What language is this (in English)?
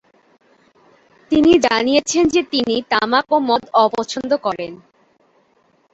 Bangla